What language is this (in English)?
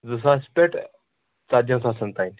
Kashmiri